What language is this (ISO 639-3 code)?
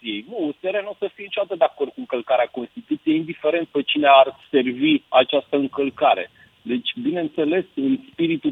ron